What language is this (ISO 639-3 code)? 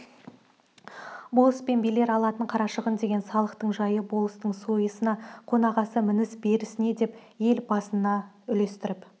kaz